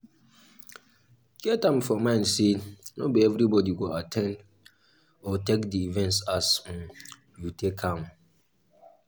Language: Nigerian Pidgin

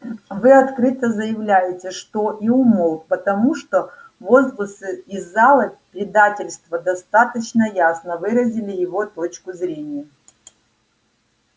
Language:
Russian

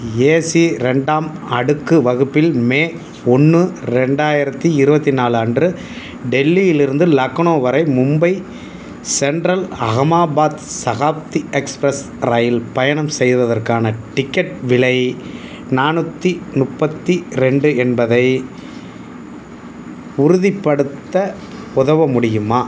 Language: Tamil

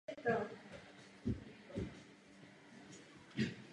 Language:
Czech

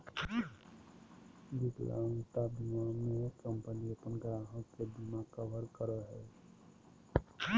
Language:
Magahi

